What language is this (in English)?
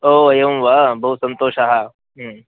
Sanskrit